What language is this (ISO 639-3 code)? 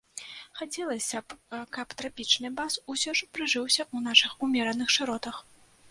bel